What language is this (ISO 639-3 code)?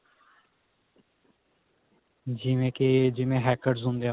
pan